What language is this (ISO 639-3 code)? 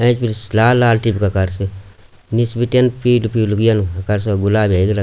gbm